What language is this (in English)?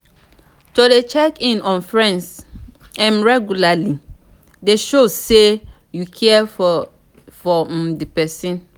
Nigerian Pidgin